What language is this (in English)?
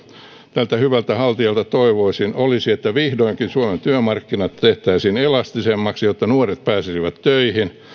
Finnish